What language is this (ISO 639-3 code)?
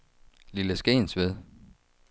dan